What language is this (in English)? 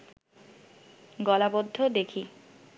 Bangla